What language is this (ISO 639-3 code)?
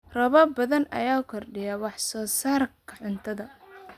som